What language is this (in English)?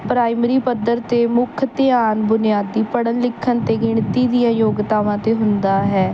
Punjabi